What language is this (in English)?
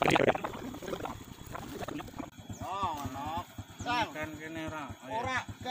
Indonesian